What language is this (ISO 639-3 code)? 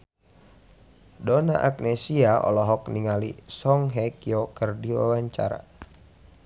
sun